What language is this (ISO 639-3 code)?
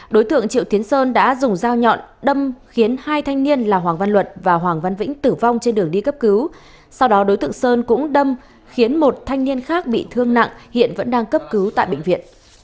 vie